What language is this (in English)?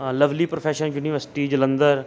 Punjabi